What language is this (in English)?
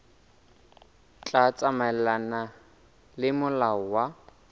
Southern Sotho